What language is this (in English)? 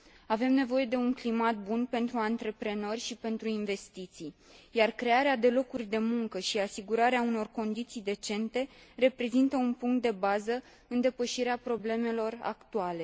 Romanian